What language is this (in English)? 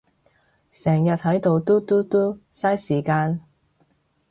Cantonese